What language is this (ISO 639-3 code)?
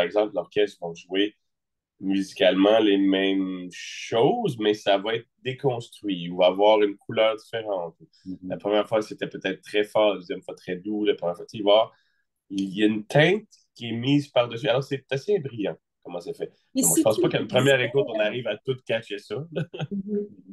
fra